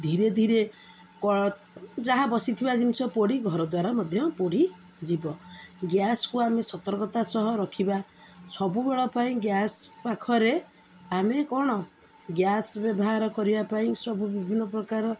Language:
Odia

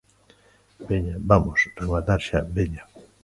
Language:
Galician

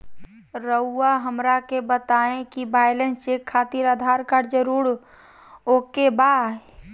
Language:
Magahi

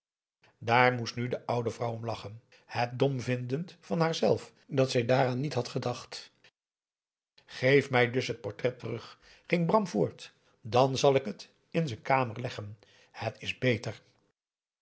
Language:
Dutch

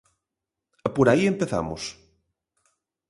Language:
Galician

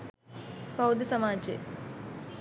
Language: Sinhala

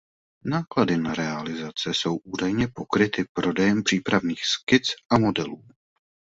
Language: Czech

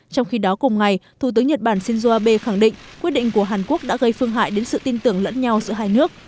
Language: Vietnamese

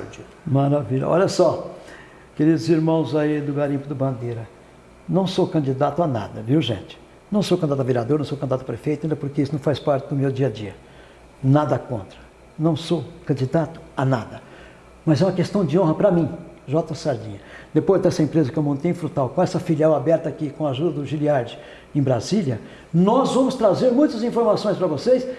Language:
Portuguese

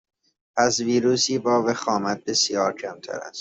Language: Persian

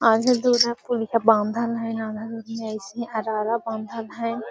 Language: Magahi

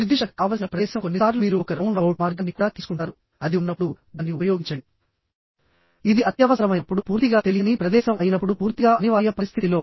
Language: Telugu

